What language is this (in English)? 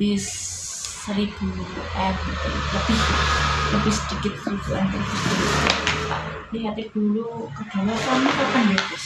Indonesian